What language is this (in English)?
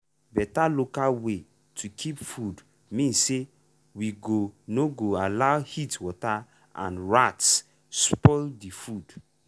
Nigerian Pidgin